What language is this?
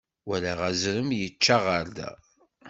Kabyle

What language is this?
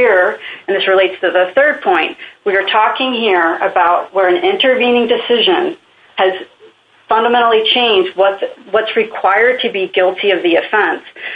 English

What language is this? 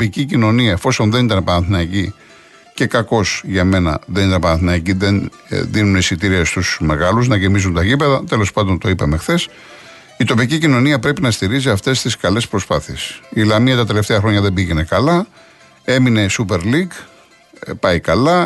Greek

